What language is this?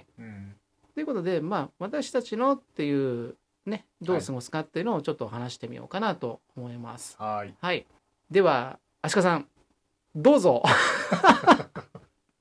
Japanese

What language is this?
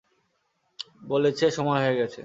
Bangla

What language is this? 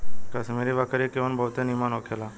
Bhojpuri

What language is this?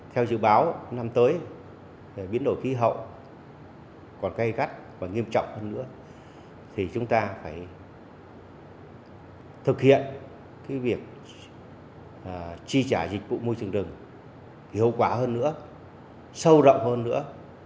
Vietnamese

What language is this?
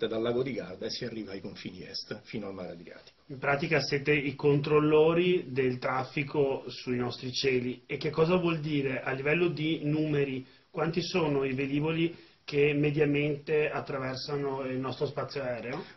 Italian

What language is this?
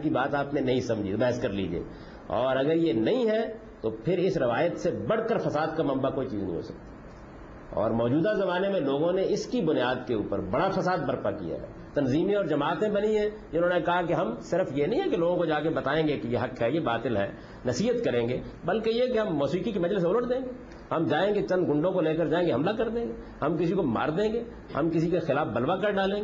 Urdu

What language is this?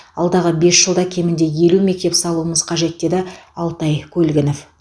Kazakh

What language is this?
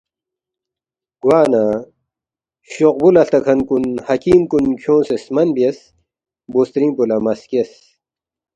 Balti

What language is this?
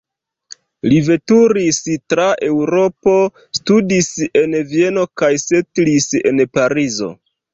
Esperanto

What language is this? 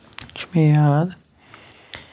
Kashmiri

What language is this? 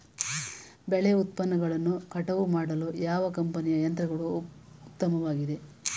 Kannada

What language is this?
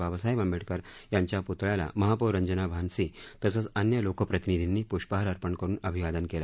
Marathi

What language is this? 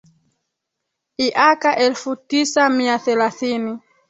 Swahili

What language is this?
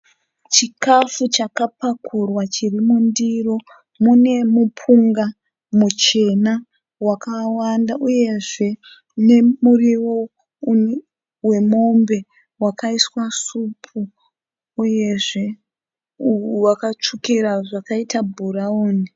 Shona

